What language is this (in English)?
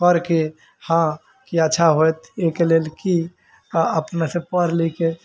Maithili